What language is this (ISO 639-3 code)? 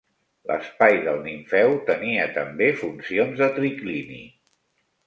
cat